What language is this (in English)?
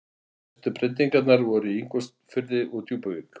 Icelandic